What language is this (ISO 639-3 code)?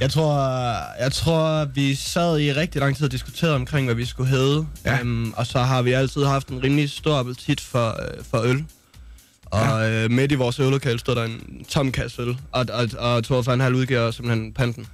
dan